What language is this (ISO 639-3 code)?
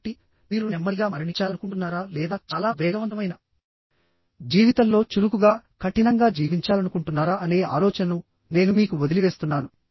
tel